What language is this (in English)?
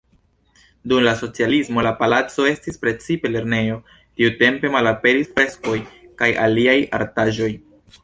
Esperanto